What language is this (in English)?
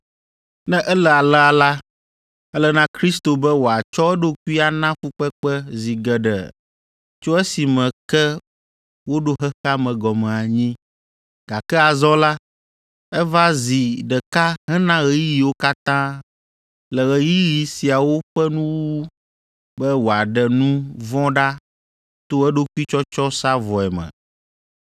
Ewe